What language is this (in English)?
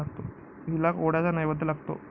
Marathi